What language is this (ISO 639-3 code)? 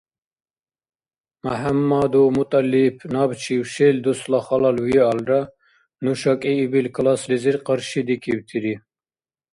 dar